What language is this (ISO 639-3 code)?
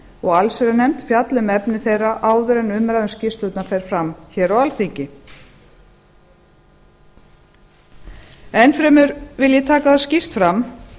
isl